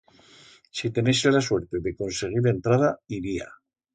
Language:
Aragonese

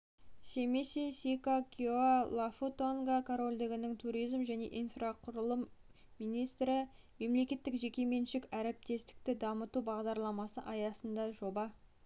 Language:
Kazakh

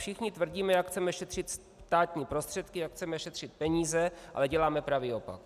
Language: Czech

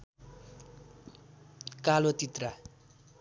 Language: Nepali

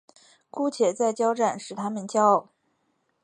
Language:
Chinese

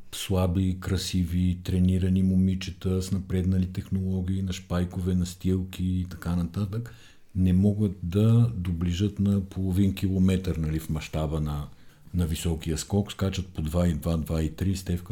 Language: Bulgarian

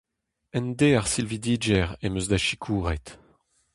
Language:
Breton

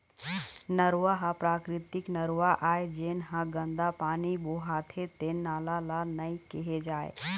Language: Chhattisgarhi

